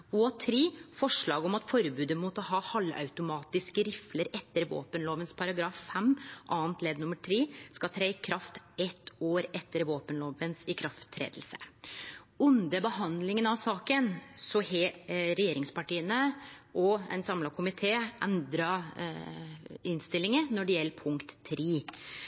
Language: Norwegian Nynorsk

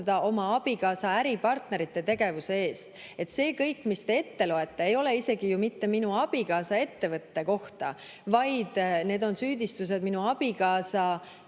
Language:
Estonian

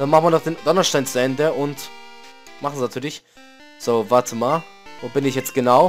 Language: German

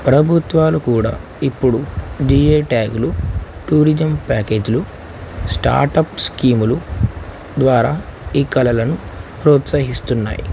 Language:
Telugu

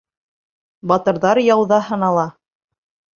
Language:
Bashkir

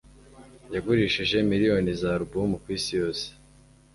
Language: Kinyarwanda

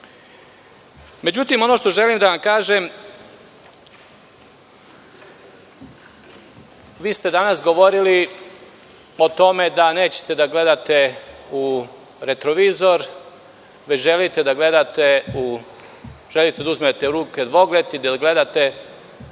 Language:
Serbian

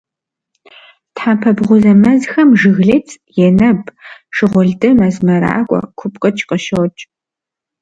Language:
Kabardian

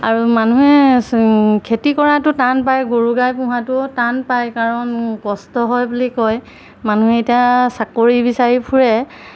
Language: Assamese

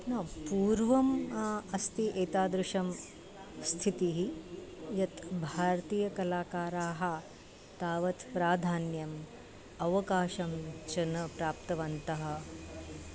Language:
Sanskrit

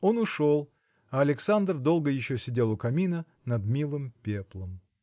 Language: Russian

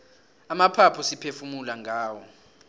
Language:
South Ndebele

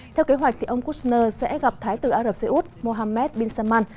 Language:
Vietnamese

